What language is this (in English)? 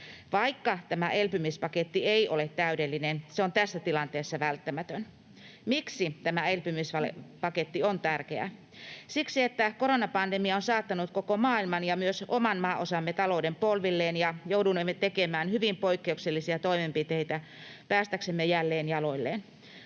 Finnish